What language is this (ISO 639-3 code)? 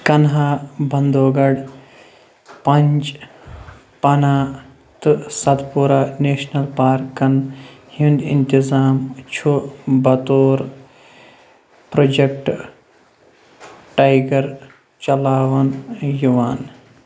kas